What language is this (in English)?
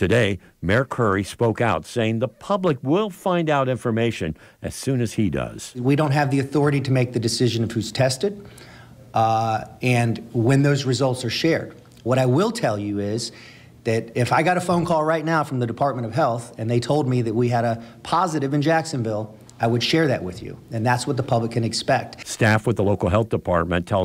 English